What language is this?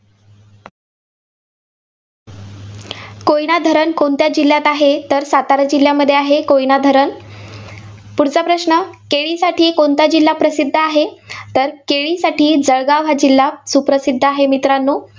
Marathi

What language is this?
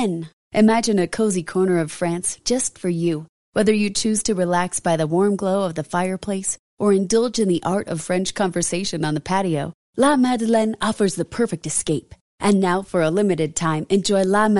Spanish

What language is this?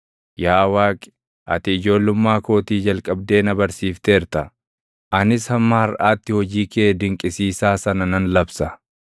Oromo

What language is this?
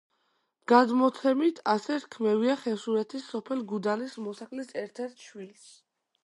Georgian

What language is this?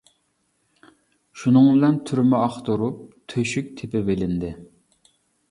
Uyghur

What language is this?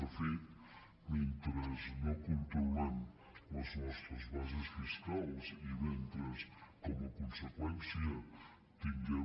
Catalan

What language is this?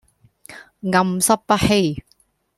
Cantonese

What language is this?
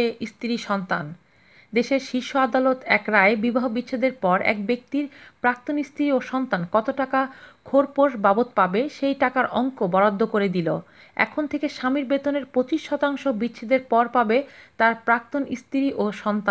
Romanian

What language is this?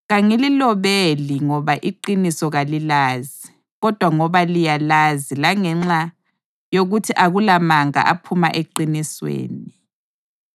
North Ndebele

